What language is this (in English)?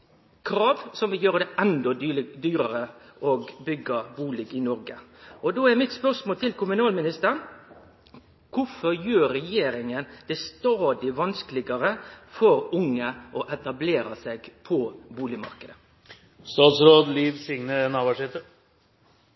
Norwegian Nynorsk